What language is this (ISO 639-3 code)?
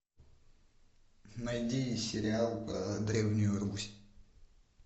rus